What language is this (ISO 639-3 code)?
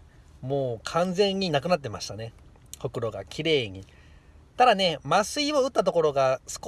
jpn